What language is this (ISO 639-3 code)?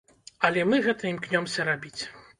bel